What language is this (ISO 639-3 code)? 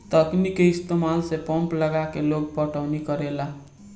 bho